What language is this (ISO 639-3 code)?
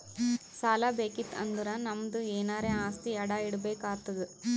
kan